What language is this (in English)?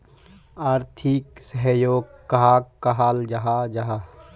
Magahi